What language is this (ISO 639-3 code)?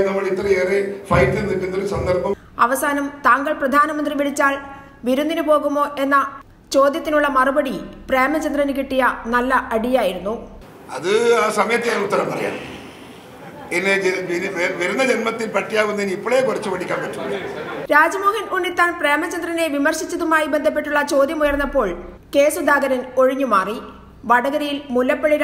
mal